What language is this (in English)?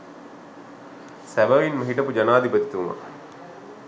Sinhala